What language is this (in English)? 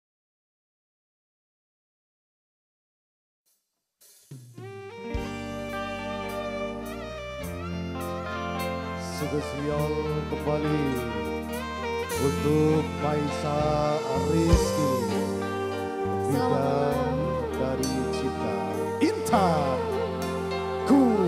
Indonesian